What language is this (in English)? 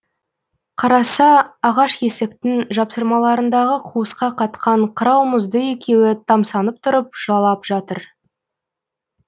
Kazakh